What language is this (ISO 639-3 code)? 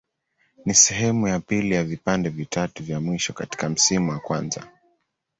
swa